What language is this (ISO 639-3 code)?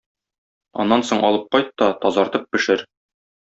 tat